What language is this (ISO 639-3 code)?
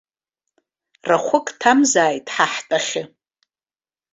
abk